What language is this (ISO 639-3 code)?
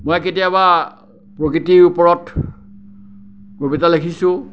asm